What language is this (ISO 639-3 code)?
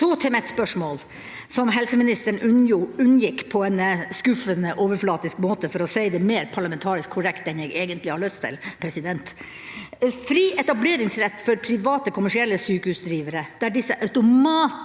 nor